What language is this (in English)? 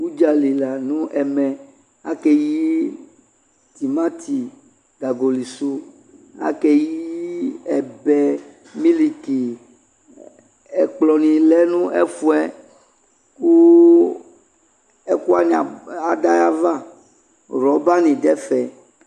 Ikposo